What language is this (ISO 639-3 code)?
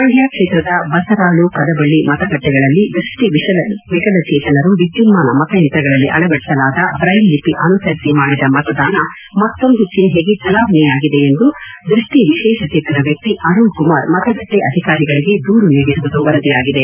kan